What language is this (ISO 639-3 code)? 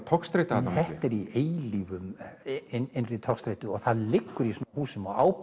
isl